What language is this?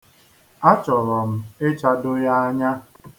Igbo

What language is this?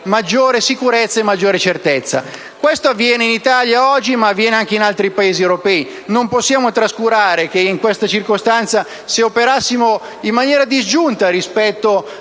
Italian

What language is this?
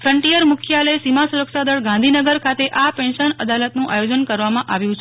Gujarati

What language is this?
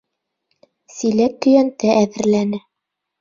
Bashkir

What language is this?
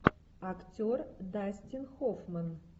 Russian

